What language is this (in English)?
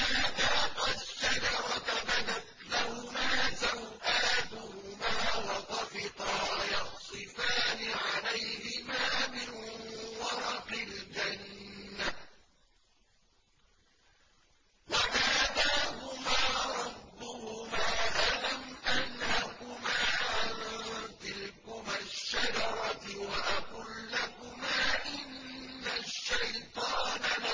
Arabic